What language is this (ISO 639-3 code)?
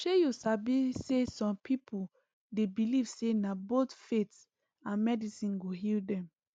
pcm